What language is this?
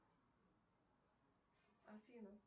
Russian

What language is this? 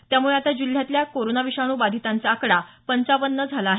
Marathi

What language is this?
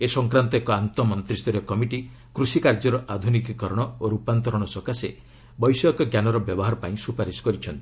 Odia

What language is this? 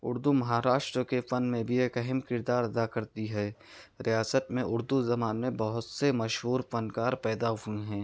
Urdu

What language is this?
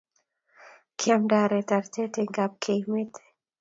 Kalenjin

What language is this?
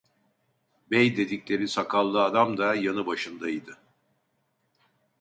Turkish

